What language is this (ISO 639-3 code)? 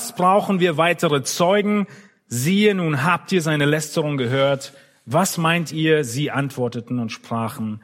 deu